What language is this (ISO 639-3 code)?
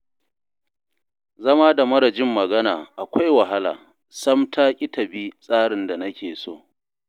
hau